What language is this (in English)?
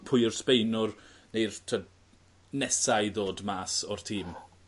Welsh